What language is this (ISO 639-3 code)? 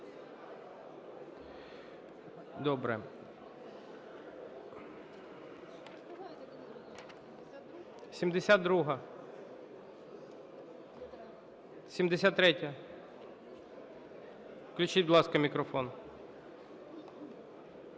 ukr